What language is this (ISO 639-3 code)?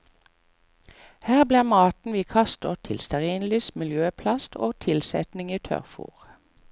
nor